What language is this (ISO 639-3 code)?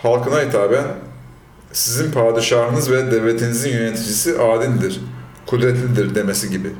tur